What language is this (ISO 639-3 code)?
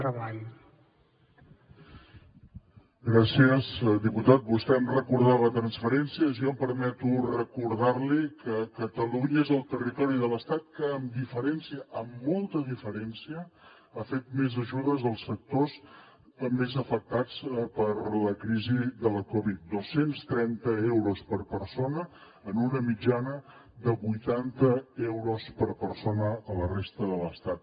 cat